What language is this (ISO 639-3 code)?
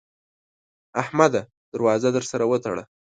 pus